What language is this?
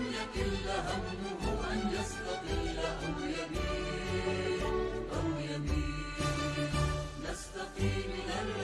Arabic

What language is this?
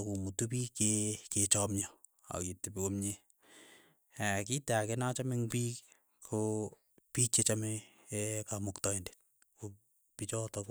Keiyo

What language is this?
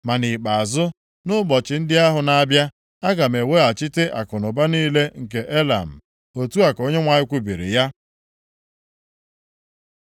Igbo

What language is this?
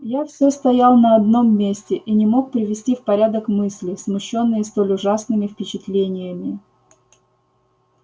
Russian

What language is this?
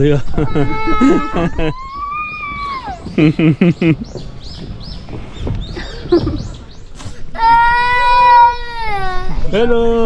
Turkish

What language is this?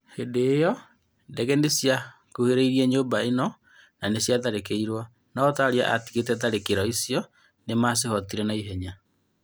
Kikuyu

